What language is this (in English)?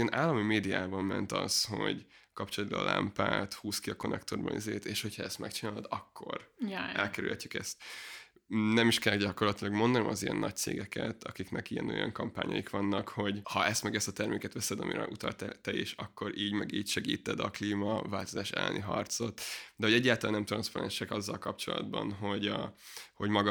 Hungarian